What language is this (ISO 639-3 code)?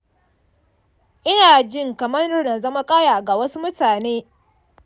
hau